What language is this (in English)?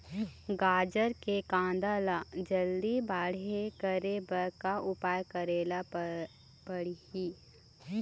Chhattisgarhi